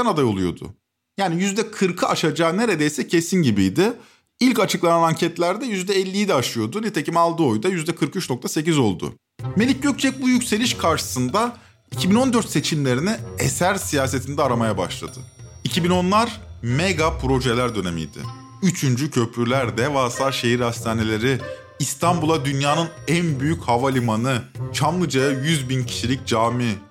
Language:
Turkish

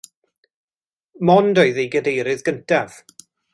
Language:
Welsh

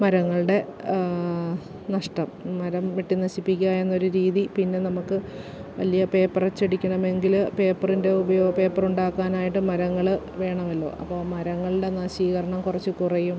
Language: Malayalam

